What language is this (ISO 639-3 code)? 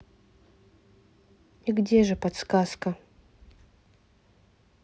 rus